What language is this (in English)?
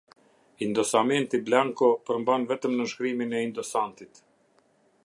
Albanian